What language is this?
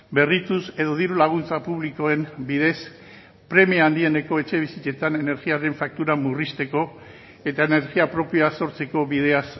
Basque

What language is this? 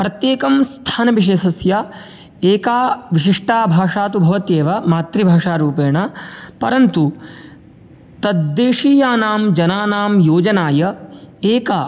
Sanskrit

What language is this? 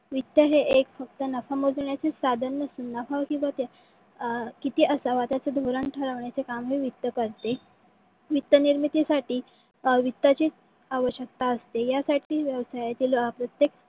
Marathi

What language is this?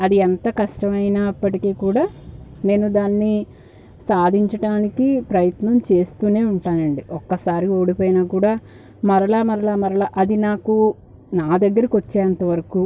Telugu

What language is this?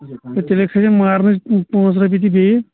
Kashmiri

